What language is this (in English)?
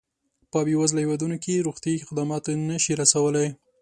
Pashto